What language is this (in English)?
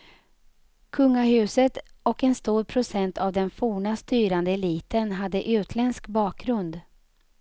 Swedish